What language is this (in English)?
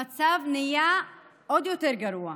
Hebrew